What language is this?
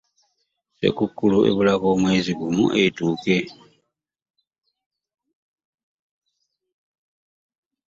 Ganda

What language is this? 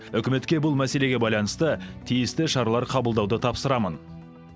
Kazakh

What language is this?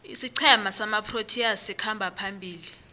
South Ndebele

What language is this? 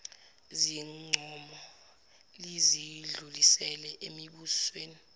Zulu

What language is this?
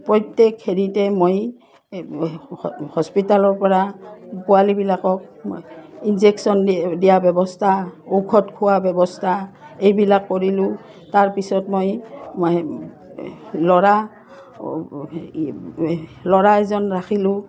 Assamese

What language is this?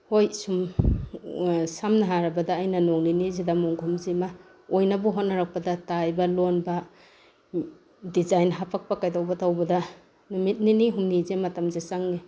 Manipuri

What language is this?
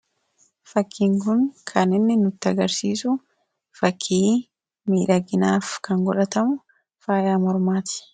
Oromo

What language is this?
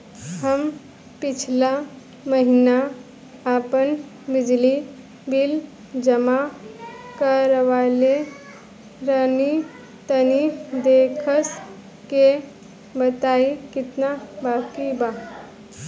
Bhojpuri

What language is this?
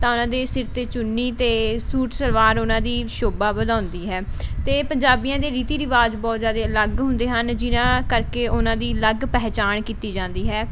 Punjabi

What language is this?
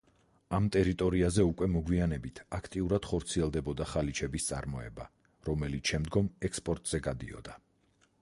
Georgian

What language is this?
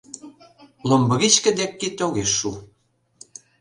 Mari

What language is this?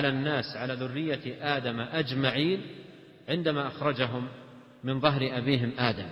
Arabic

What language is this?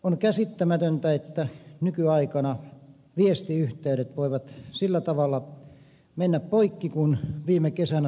Finnish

